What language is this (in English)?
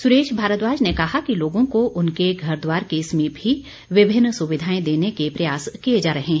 Hindi